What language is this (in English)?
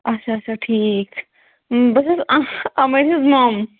Kashmiri